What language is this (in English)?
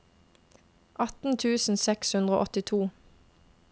Norwegian